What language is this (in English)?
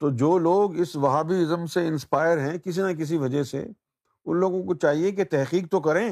Urdu